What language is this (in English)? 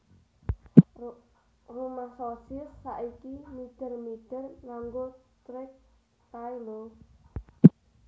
Javanese